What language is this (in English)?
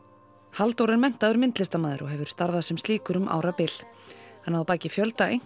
Icelandic